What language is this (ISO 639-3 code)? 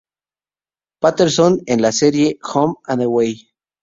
spa